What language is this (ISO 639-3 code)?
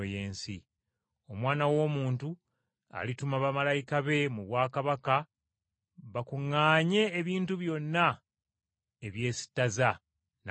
lug